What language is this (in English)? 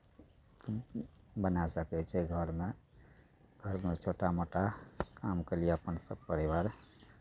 Maithili